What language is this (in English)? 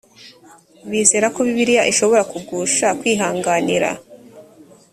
Kinyarwanda